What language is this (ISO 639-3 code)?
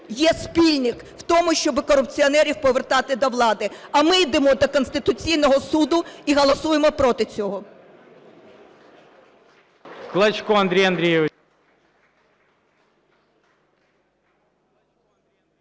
ukr